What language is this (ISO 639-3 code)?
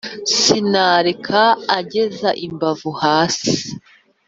kin